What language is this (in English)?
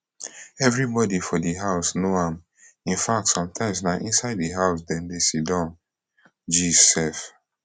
Nigerian Pidgin